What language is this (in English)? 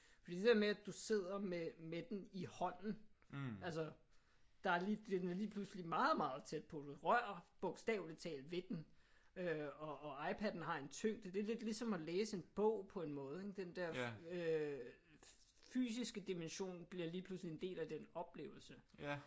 Danish